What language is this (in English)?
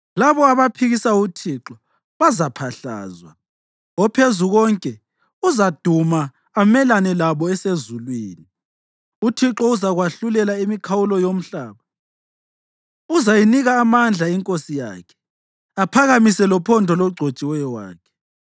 North Ndebele